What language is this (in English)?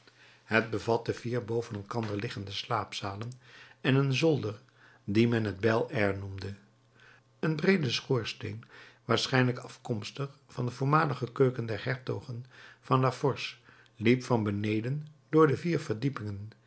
Dutch